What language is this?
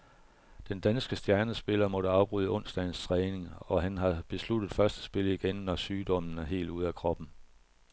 Danish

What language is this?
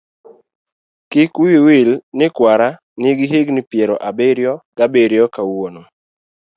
Luo (Kenya and Tanzania)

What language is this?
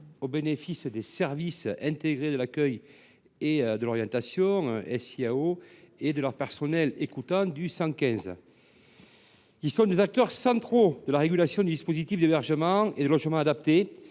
French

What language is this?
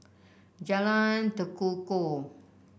English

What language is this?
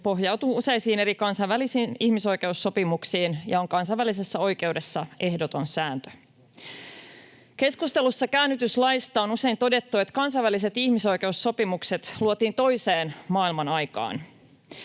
Finnish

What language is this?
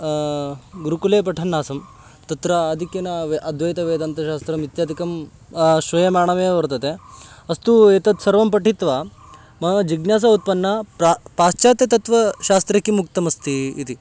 Sanskrit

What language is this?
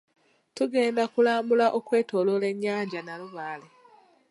Ganda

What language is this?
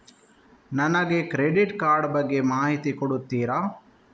Kannada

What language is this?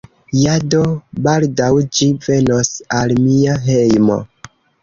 Esperanto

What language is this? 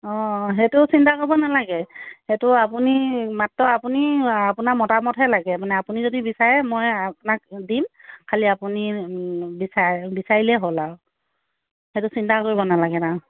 Assamese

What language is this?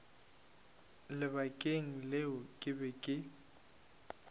Northern Sotho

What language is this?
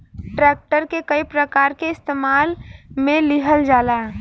Bhojpuri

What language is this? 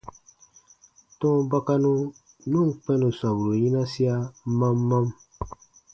Baatonum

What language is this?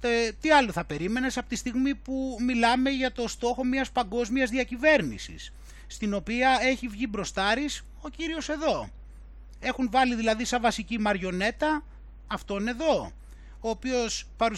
Greek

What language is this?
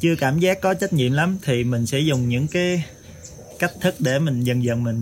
Vietnamese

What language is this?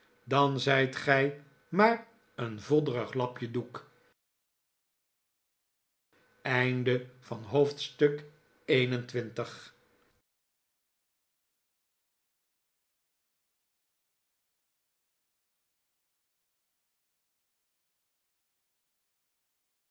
Dutch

